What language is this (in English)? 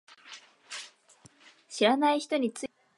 Japanese